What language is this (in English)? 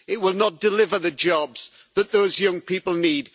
English